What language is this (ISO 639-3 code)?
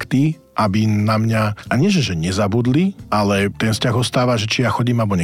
slk